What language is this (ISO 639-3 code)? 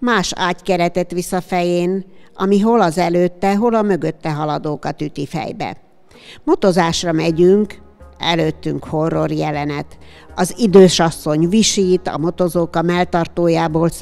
hun